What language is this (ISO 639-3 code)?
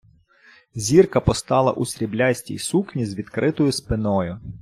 ukr